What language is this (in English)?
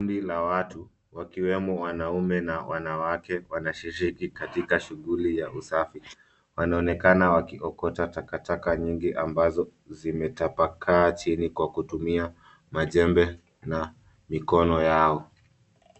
Swahili